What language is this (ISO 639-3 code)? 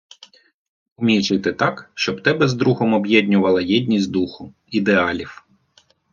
ukr